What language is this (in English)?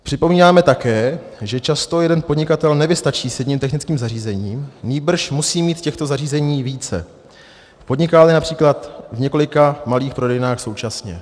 Czech